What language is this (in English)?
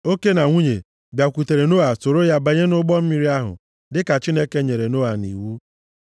Igbo